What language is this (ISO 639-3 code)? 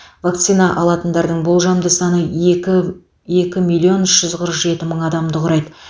kaz